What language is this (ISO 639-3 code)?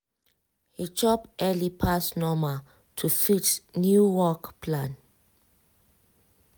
pcm